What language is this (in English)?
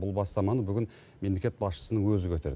Kazakh